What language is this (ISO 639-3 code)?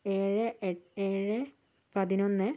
mal